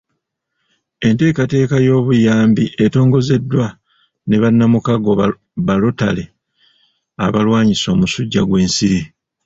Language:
Ganda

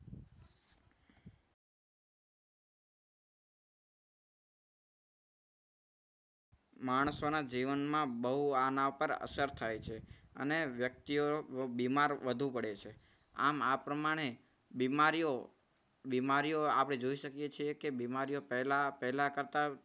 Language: Gujarati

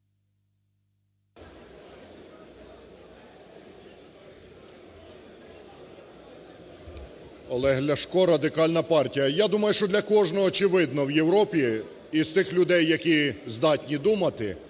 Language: Ukrainian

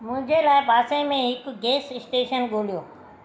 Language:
Sindhi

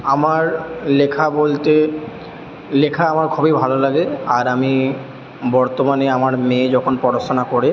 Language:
Bangla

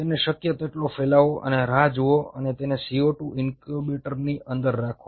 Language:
Gujarati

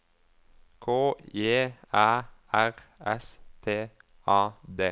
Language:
Norwegian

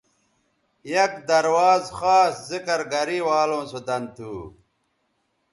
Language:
Bateri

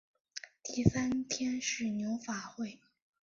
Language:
Chinese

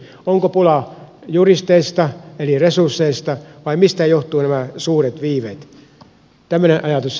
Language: Finnish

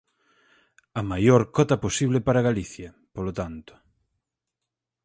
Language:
Galician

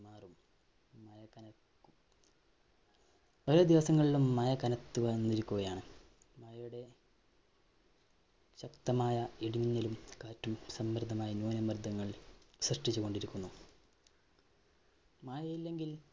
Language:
Malayalam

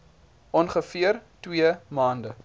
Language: Afrikaans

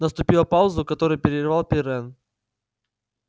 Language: Russian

